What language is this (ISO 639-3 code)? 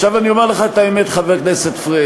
heb